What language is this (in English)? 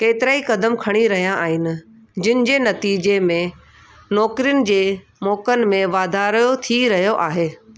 Sindhi